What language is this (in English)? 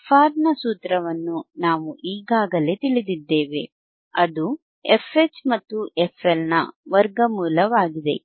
Kannada